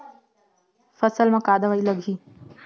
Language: Chhattisgarhi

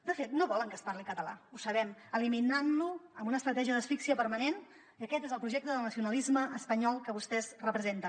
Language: Catalan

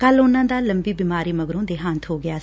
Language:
Punjabi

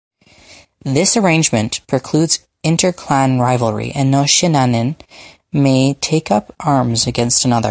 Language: English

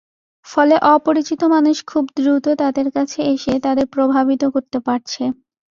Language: Bangla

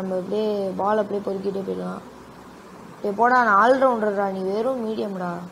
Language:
Romanian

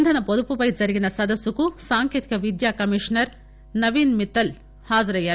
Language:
Telugu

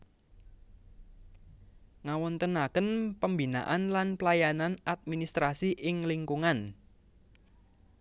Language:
Javanese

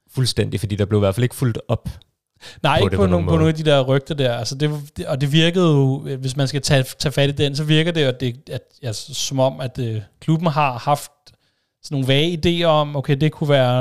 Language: Danish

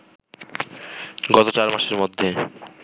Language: Bangla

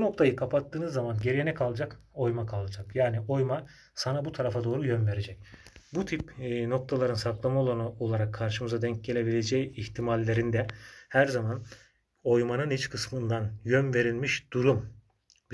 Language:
Turkish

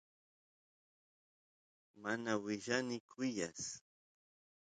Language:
Santiago del Estero Quichua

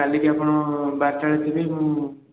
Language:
Odia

